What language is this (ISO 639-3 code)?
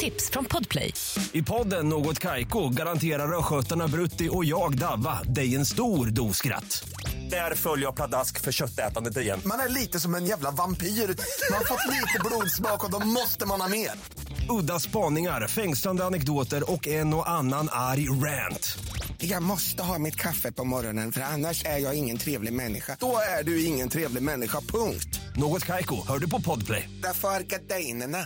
swe